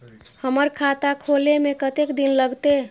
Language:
Maithili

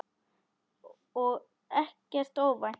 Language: Icelandic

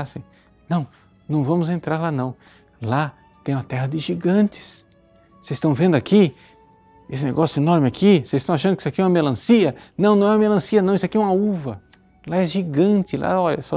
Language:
Portuguese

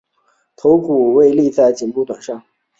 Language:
Chinese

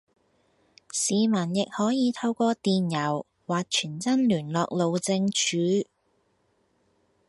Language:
Cantonese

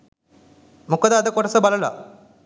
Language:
Sinhala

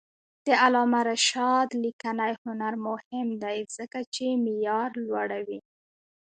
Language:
Pashto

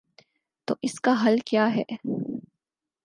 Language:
Urdu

